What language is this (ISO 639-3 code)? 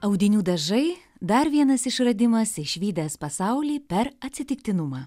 lit